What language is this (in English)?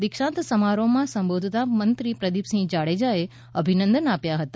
Gujarati